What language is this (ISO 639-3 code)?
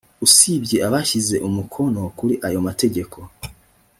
kin